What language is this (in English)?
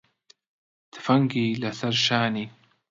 Central Kurdish